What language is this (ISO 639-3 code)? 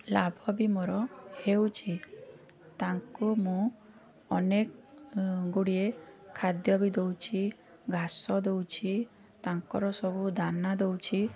ori